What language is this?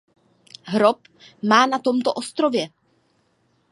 Czech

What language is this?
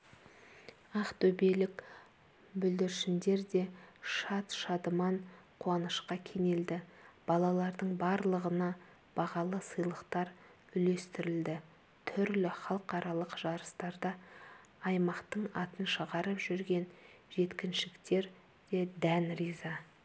Kazakh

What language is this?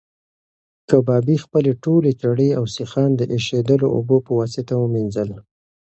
Pashto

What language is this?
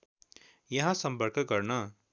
Nepali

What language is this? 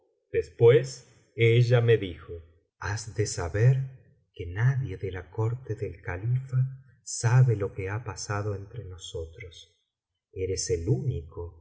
Spanish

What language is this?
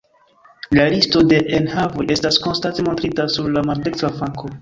Esperanto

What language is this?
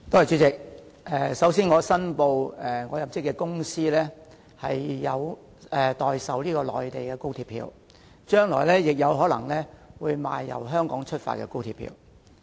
Cantonese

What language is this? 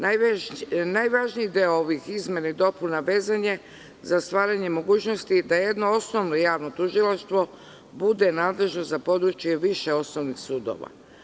Serbian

